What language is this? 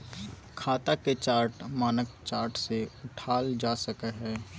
Magahi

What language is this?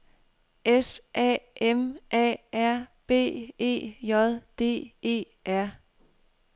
Danish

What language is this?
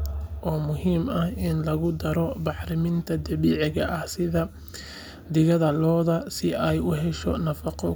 Somali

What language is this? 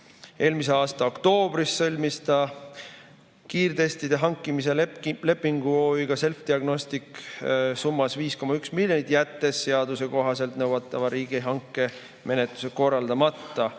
Estonian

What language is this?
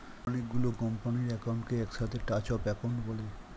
Bangla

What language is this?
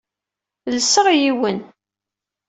Kabyle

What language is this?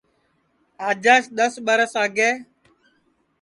Sansi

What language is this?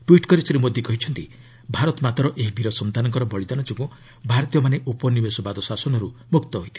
Odia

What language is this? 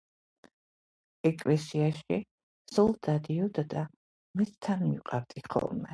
Georgian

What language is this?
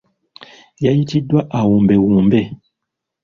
Ganda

